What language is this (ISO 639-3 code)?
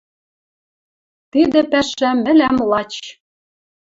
mrj